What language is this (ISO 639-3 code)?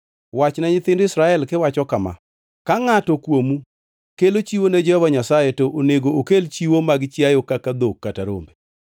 luo